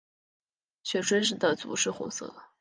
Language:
Chinese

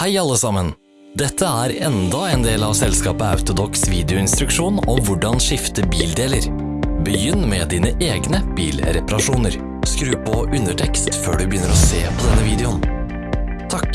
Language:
Norwegian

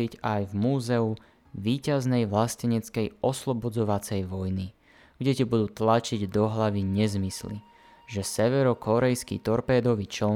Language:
Slovak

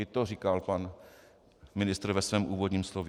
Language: Czech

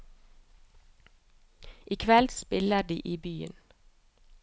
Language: Norwegian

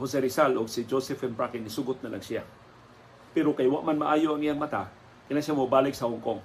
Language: Filipino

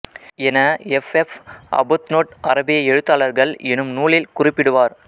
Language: Tamil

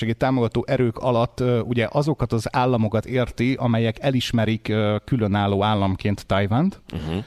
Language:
Hungarian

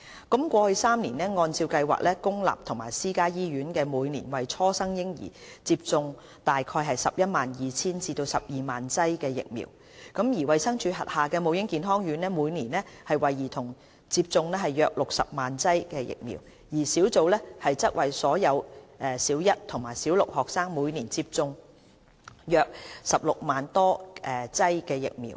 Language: Cantonese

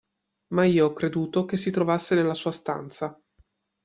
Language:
Italian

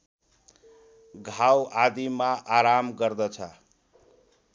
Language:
Nepali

